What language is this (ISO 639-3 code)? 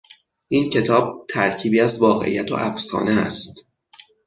fas